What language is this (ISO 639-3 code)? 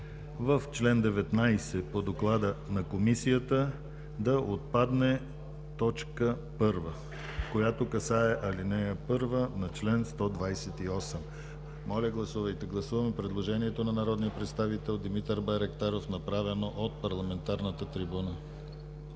bul